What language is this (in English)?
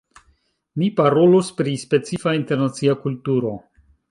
Esperanto